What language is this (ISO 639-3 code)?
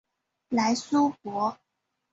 zho